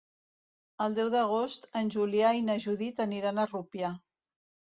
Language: Catalan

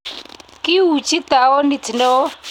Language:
Kalenjin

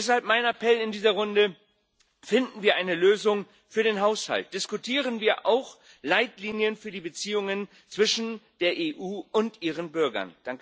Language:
German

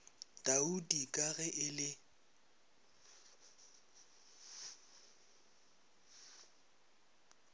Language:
Northern Sotho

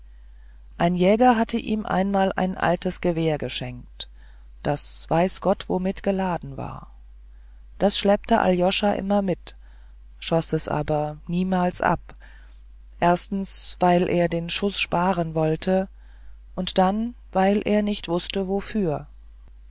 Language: German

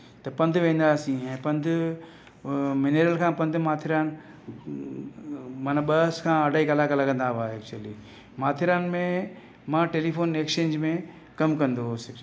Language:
Sindhi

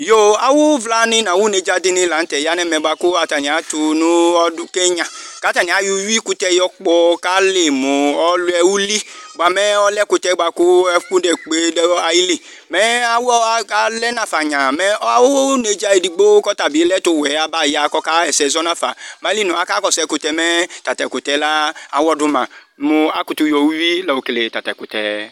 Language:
Ikposo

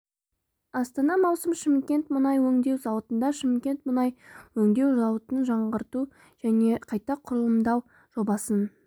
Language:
Kazakh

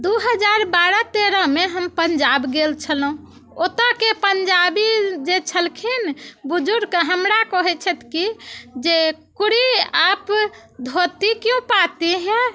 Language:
Maithili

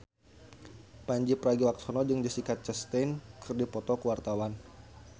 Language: Sundanese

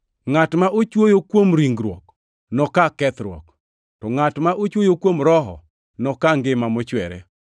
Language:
Luo (Kenya and Tanzania)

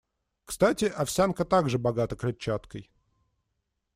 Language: Russian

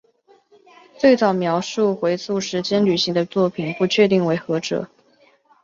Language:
Chinese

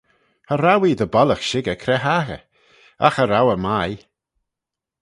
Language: Manx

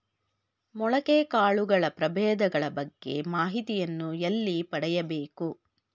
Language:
Kannada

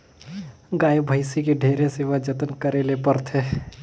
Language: Chhattisgarhi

